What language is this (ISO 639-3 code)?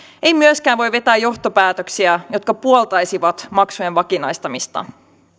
fin